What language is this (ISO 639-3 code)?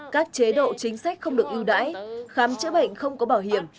vie